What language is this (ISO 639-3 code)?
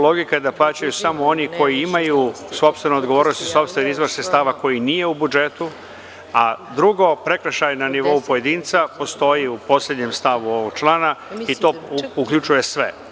srp